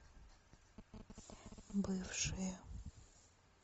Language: Russian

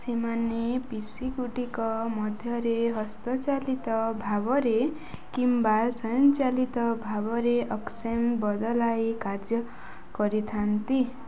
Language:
Odia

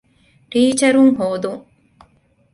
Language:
Divehi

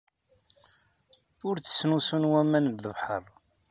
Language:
Kabyle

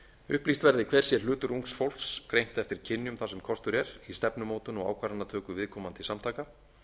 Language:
Icelandic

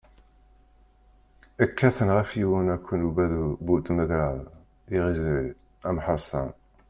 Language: Kabyle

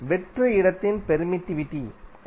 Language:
Tamil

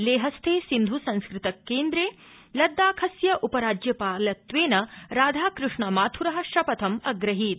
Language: Sanskrit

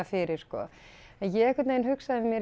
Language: Icelandic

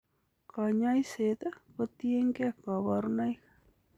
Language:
Kalenjin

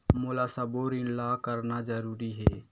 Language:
Chhattisgarhi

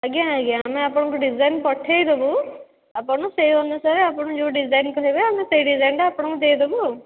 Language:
Odia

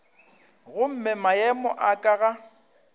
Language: Northern Sotho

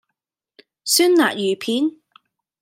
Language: Cantonese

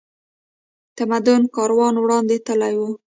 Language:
Pashto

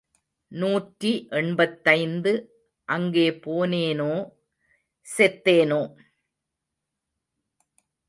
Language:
Tamil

